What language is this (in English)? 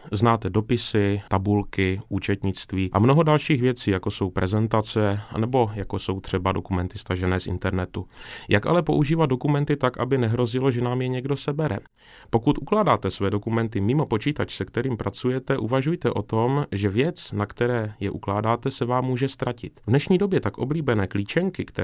Czech